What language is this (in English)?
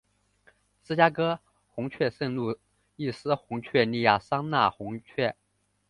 Chinese